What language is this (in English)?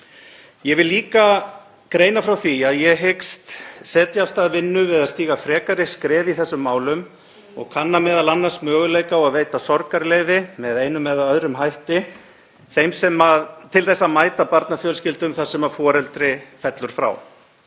Icelandic